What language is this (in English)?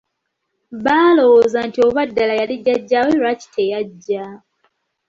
Ganda